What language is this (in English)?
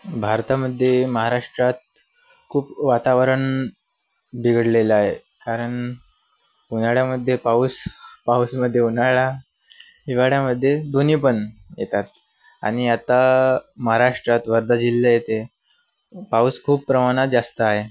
Marathi